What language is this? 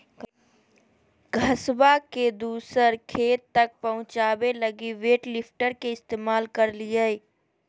Magahi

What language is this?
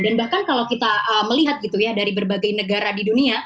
Indonesian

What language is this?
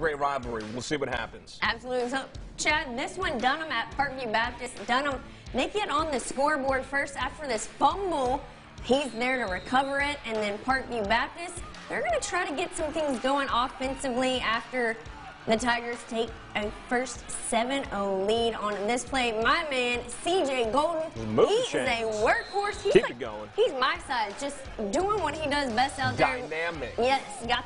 English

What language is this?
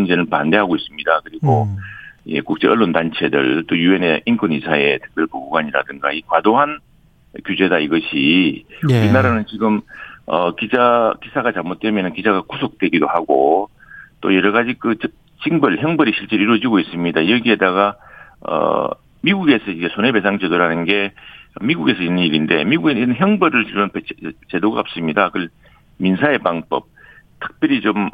Korean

